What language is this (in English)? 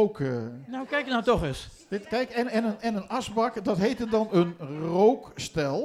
Dutch